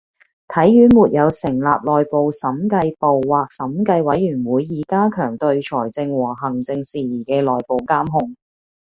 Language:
Cantonese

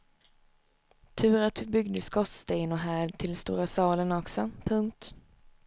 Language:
Swedish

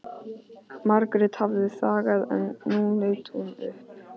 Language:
Icelandic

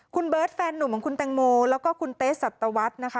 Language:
Thai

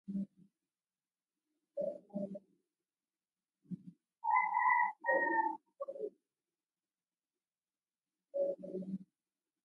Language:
Nawdm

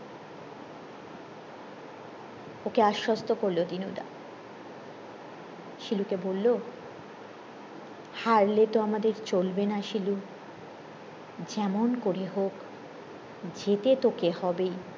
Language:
Bangla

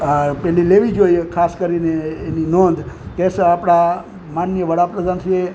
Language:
Gujarati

